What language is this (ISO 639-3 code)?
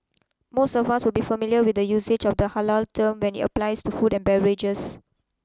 eng